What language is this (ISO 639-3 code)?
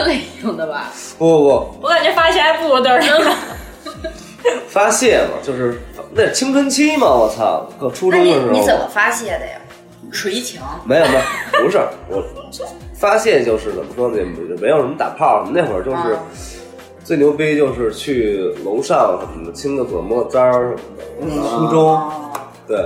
zho